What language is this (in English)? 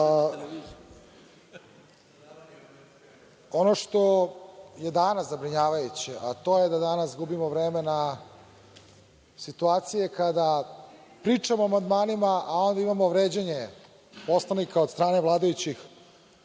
Serbian